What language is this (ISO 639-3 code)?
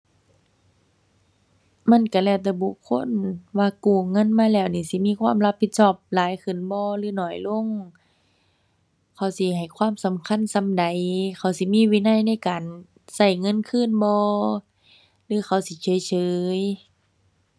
tha